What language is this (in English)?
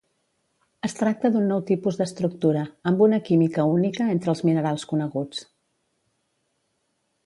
Catalan